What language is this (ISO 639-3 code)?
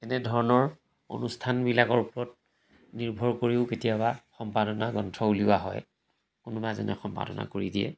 asm